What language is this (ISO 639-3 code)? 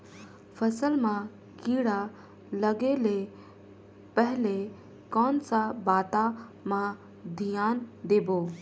hne